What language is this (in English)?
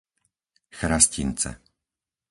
Slovak